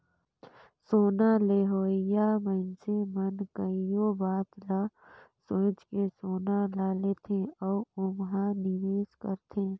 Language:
Chhattisgarhi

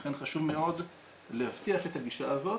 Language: Hebrew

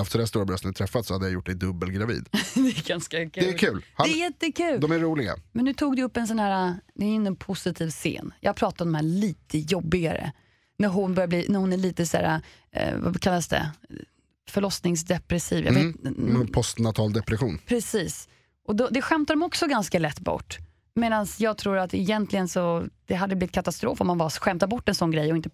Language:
Swedish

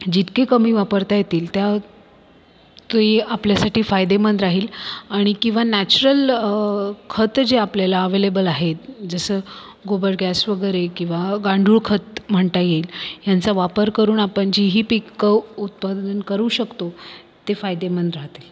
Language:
Marathi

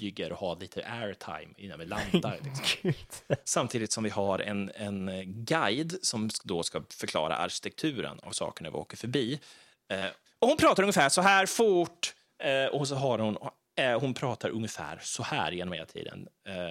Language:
Swedish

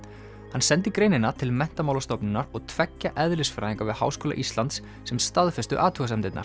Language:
Icelandic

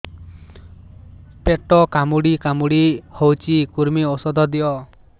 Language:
Odia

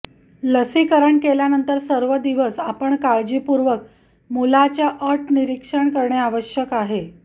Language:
Marathi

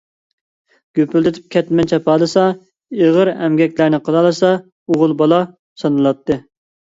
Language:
Uyghur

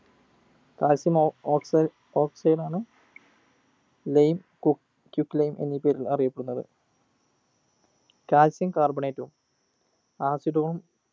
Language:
Malayalam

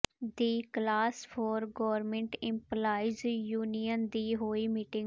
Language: Punjabi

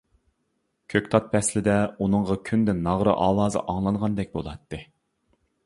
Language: Uyghur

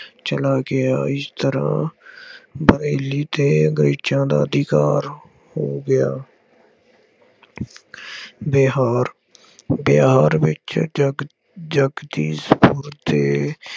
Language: Punjabi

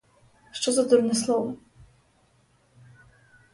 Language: Ukrainian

